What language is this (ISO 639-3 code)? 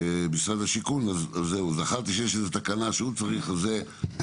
heb